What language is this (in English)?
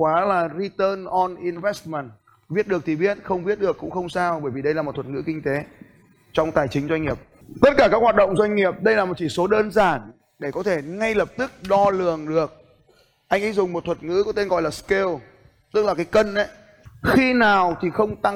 Vietnamese